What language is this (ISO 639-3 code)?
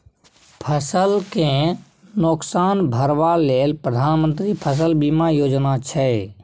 mai